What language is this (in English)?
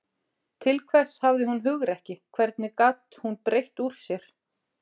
Icelandic